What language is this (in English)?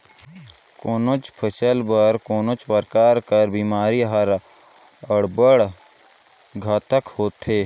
Chhattisgarhi